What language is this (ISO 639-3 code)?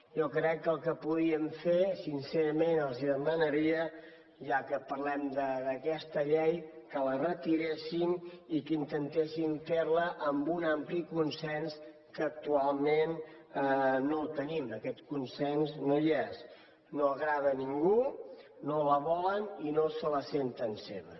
cat